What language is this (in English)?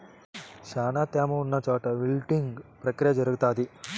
Telugu